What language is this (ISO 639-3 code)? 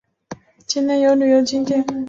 zho